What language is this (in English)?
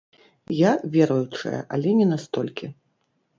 Belarusian